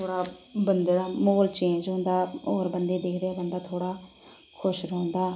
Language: Dogri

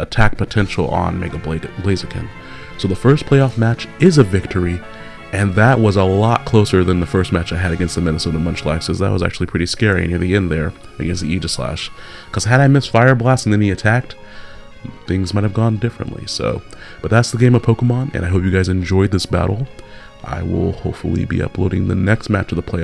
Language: English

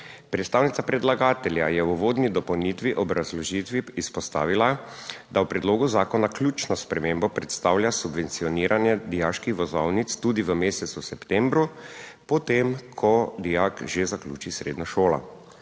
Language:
Slovenian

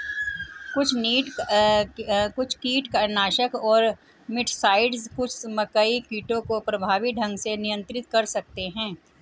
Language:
Hindi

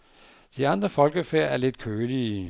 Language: Danish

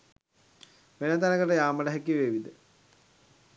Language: Sinhala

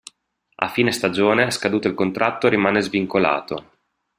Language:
Italian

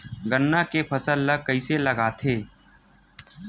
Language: Chhattisgarhi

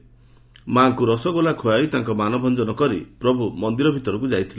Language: Odia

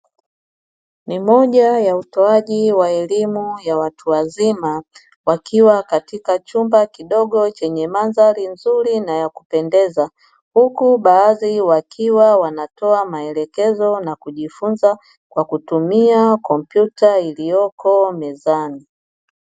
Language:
Swahili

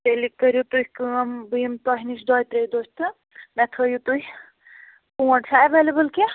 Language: Kashmiri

